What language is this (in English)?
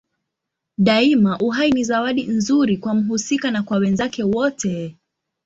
Swahili